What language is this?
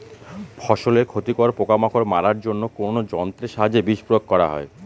Bangla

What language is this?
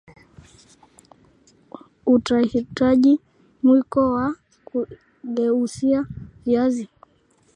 Swahili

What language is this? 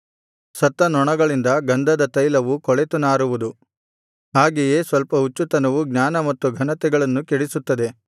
Kannada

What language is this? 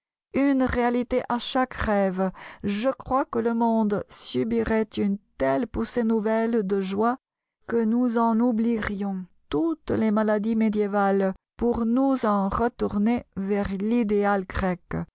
French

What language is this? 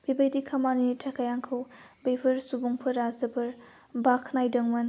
Bodo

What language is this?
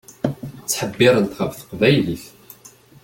Kabyle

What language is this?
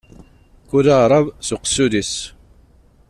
Kabyle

